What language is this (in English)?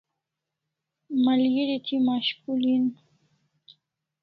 Kalasha